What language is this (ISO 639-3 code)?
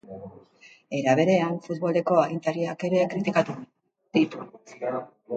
eus